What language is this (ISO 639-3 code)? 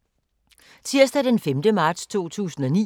dan